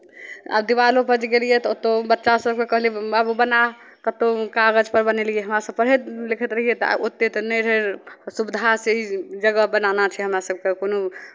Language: Maithili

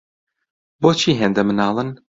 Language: Central Kurdish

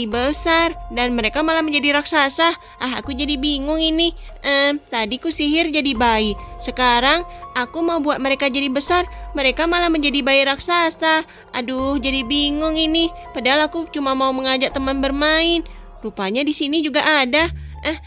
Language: Indonesian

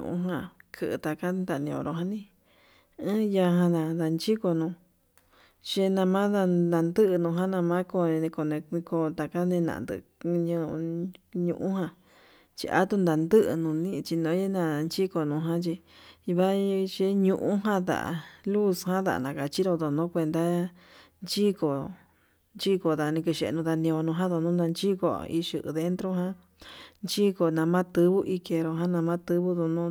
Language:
Yutanduchi Mixtec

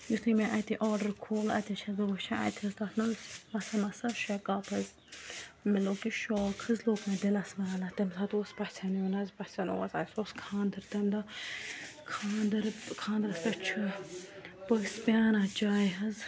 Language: Kashmiri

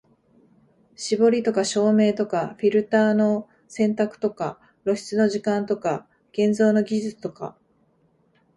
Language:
Japanese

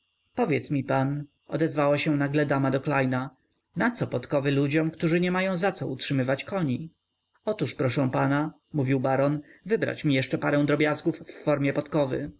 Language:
Polish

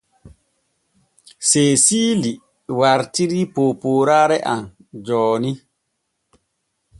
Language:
Borgu Fulfulde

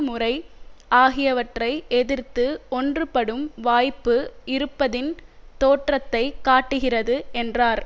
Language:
Tamil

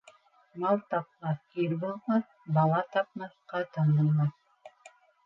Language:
Bashkir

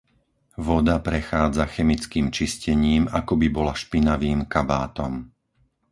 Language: Slovak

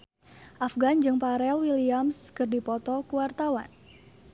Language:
Sundanese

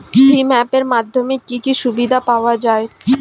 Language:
Bangla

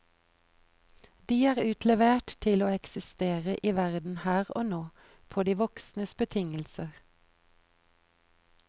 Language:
Norwegian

